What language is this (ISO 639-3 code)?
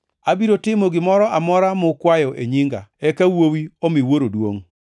luo